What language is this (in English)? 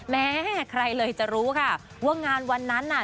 Thai